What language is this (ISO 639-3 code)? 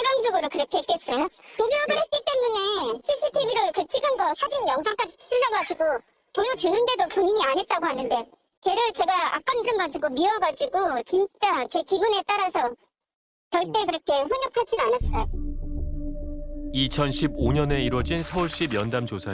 kor